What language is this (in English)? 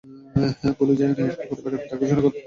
Bangla